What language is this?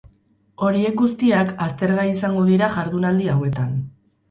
Basque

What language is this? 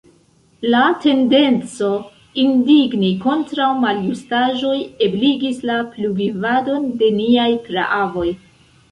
Esperanto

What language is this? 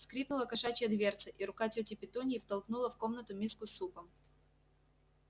Russian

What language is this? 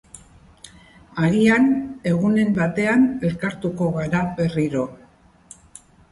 Basque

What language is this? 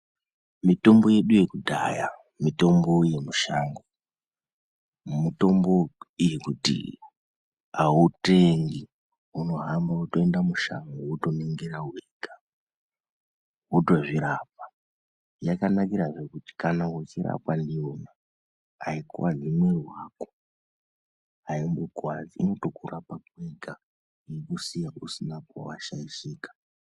Ndau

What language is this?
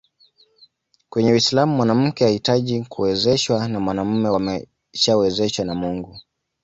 Swahili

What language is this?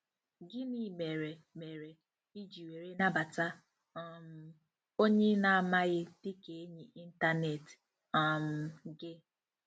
Igbo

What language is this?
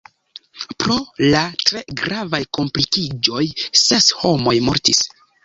Esperanto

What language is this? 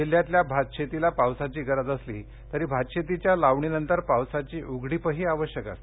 Marathi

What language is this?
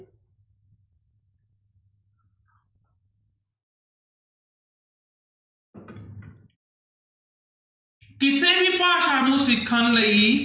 Punjabi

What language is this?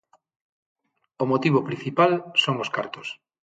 Galician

